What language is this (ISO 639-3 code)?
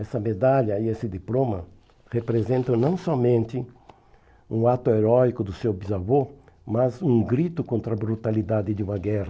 por